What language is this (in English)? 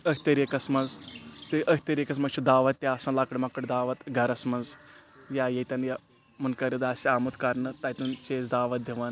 Kashmiri